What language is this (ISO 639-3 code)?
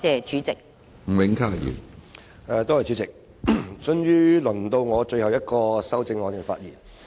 yue